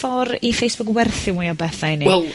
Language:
Welsh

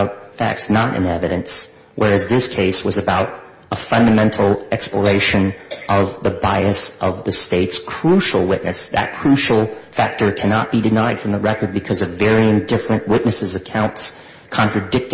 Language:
English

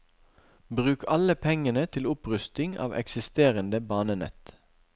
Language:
Norwegian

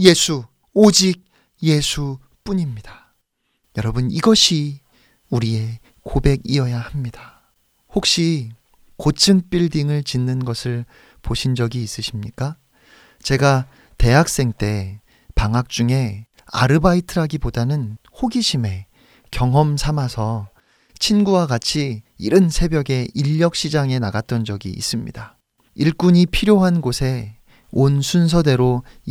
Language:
Korean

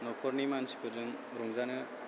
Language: Bodo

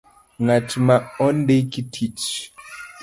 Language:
Luo (Kenya and Tanzania)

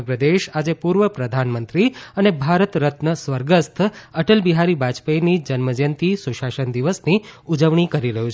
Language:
Gujarati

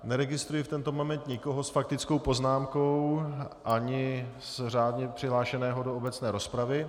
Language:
Czech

